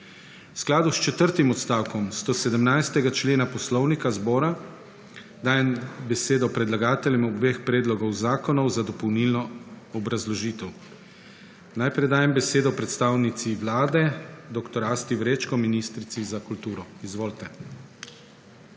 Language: Slovenian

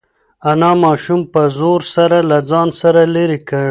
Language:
Pashto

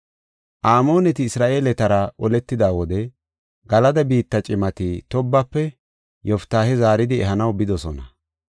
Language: Gofa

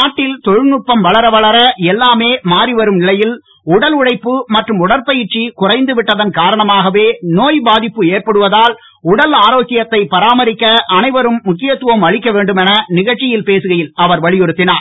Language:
Tamil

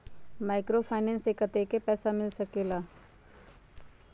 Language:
Magahi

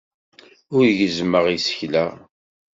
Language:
Kabyle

